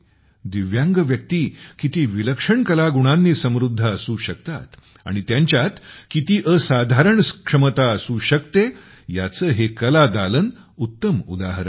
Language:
Marathi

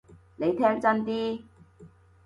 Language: Cantonese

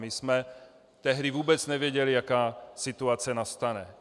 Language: Czech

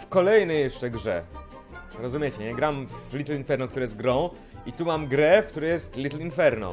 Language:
Polish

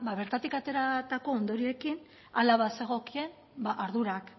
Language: Basque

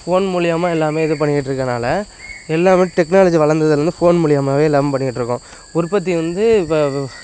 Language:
Tamil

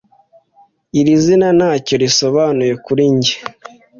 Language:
Kinyarwanda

